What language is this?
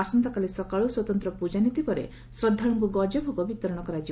Odia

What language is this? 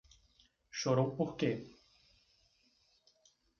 Portuguese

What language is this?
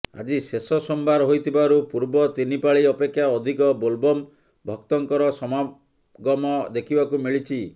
Odia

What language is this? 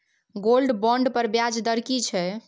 Maithili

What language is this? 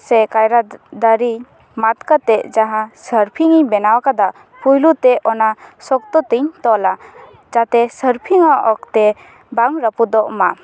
Santali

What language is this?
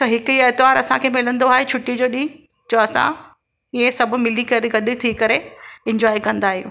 Sindhi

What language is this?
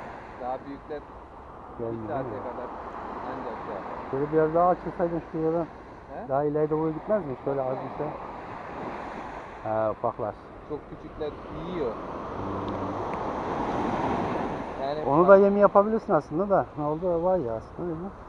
Turkish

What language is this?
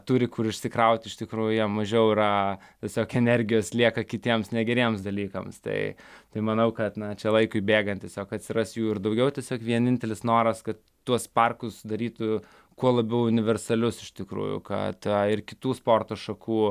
Lithuanian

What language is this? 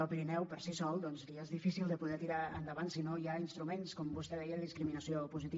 Catalan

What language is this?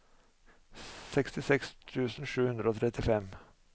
Norwegian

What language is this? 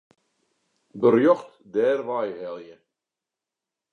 Western Frisian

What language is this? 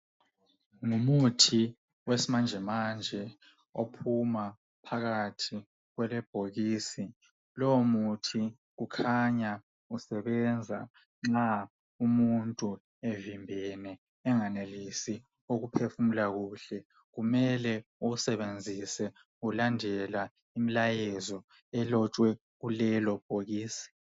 North Ndebele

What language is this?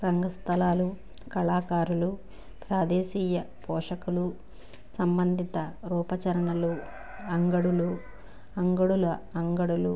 Telugu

